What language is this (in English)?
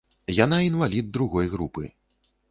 Belarusian